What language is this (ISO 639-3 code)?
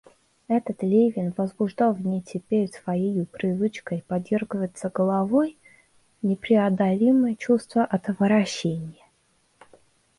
rus